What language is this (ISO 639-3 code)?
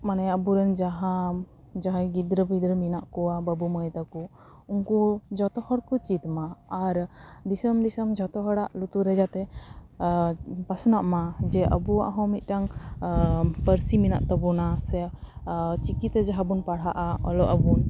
sat